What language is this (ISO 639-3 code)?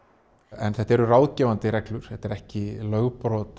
isl